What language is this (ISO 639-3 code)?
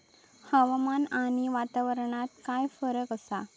mar